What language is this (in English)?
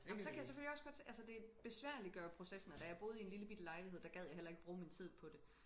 Danish